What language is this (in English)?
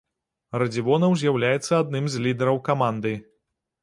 Belarusian